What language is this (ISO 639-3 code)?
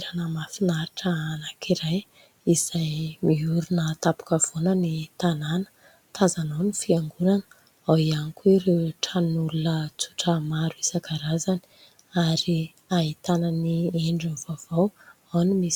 mlg